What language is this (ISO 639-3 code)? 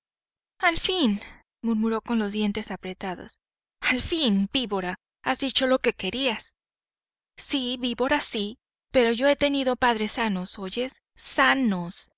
spa